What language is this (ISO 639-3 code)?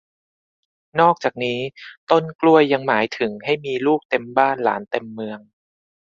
tha